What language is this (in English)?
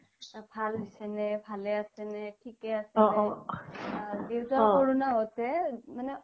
Assamese